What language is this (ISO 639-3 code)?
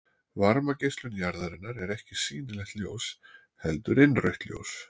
isl